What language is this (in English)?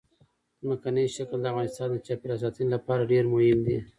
Pashto